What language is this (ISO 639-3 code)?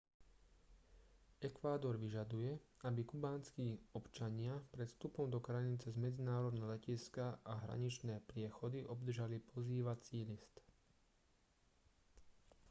slk